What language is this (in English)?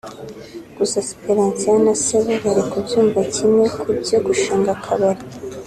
Kinyarwanda